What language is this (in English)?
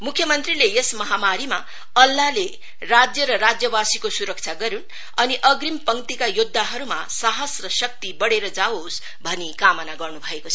Nepali